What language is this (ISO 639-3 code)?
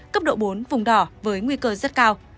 vie